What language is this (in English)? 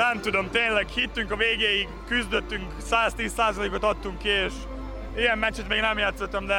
Hungarian